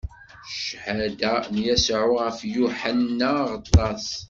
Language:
Kabyle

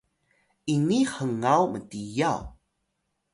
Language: Atayal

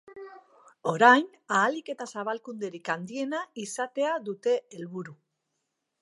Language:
Basque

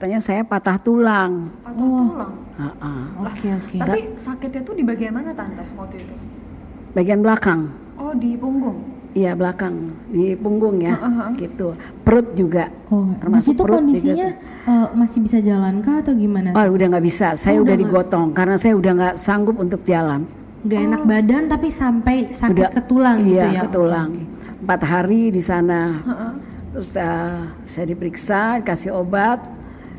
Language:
Indonesian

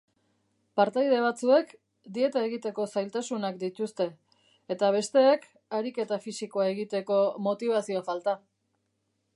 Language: Basque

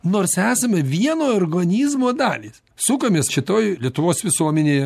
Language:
Lithuanian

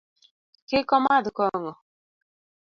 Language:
Luo (Kenya and Tanzania)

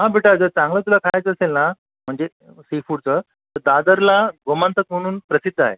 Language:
Marathi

